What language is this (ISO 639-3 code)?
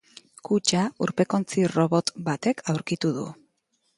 eus